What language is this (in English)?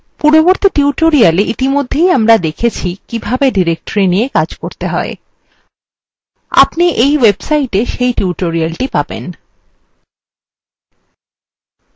Bangla